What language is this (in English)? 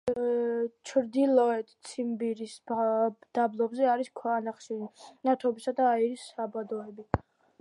Georgian